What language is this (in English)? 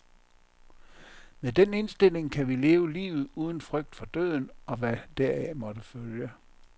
Danish